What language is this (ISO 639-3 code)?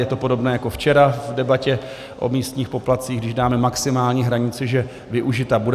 ces